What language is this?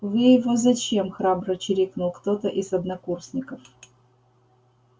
Russian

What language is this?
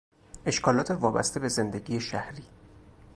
Persian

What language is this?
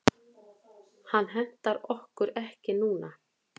Icelandic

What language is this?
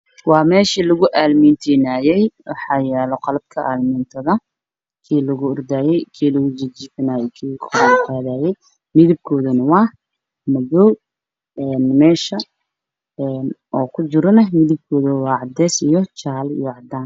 Somali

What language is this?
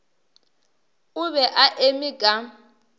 Northern Sotho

